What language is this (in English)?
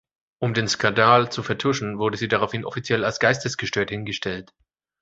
German